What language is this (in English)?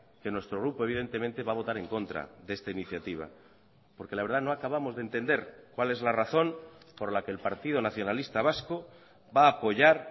Spanish